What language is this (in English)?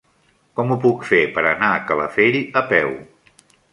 Catalan